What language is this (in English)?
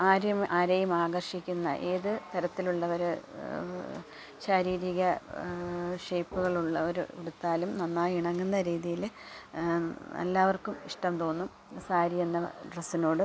Malayalam